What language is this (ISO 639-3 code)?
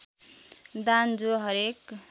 nep